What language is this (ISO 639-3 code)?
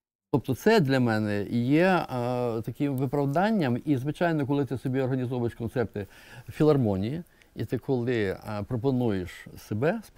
ukr